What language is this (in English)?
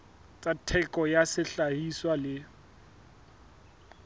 Southern Sotho